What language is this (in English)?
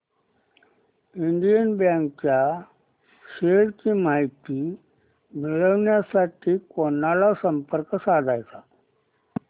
Marathi